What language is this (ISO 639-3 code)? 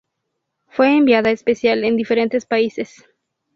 spa